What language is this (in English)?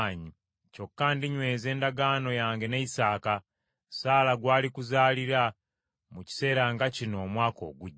Ganda